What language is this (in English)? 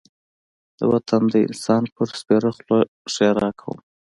Pashto